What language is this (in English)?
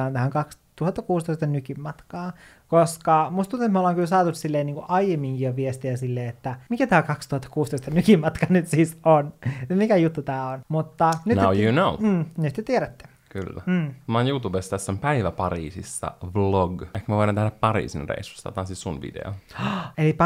Finnish